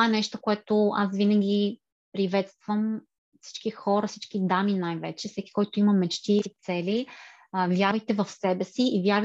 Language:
Bulgarian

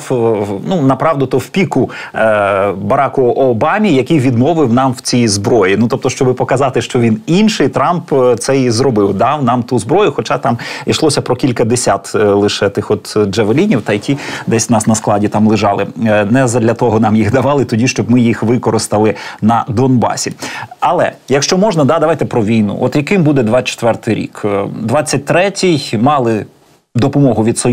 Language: Ukrainian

